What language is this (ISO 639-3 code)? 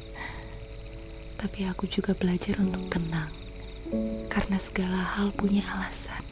ind